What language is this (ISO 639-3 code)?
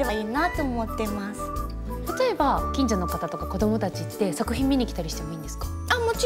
jpn